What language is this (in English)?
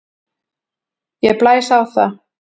Icelandic